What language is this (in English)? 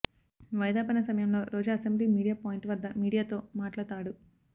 Telugu